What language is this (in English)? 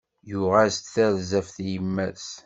Kabyle